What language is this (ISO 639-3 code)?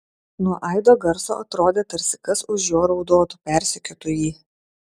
lit